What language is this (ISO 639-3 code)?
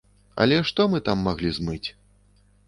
bel